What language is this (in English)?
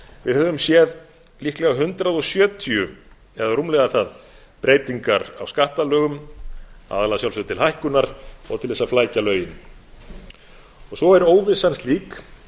Icelandic